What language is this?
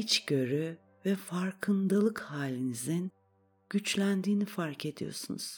Turkish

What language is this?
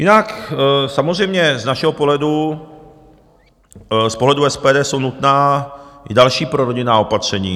Czech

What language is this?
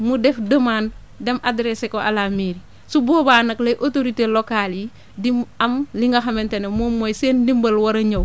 Wolof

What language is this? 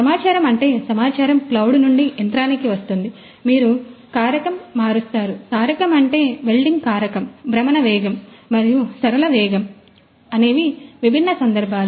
Telugu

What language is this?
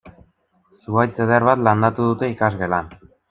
Basque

